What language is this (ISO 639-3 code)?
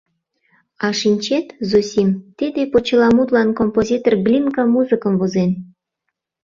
chm